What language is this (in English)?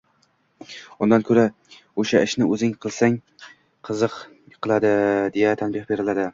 Uzbek